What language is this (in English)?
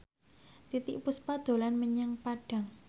Javanese